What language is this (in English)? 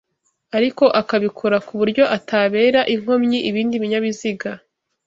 Kinyarwanda